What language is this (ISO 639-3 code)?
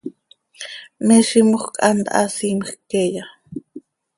sei